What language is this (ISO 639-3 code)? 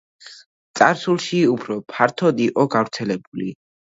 kat